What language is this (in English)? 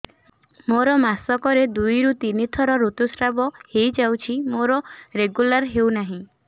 Odia